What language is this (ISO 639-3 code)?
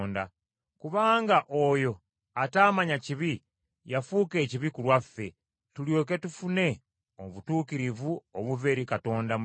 lug